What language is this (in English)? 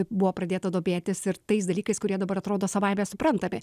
Lithuanian